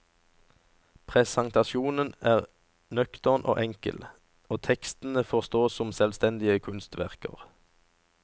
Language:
Norwegian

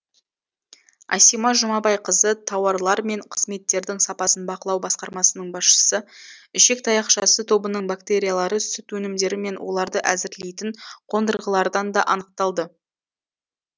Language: Kazakh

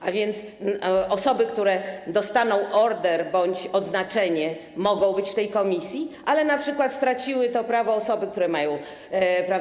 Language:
Polish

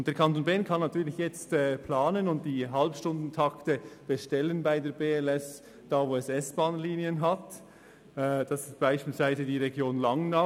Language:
Swiss German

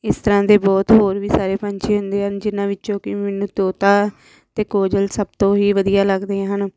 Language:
Punjabi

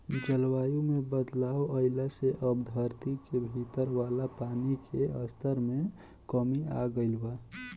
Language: Bhojpuri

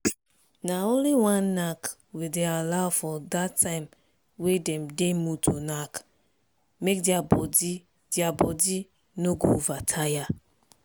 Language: Nigerian Pidgin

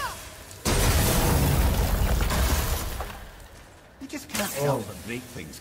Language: Turkish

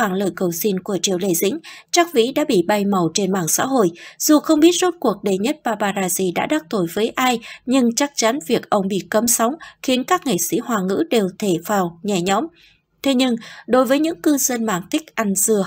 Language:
Vietnamese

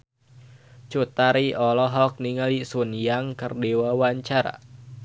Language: Sundanese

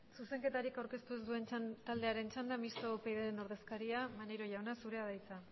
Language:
Basque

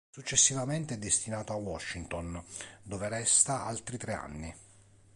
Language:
Italian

